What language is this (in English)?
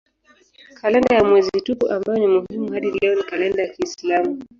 Swahili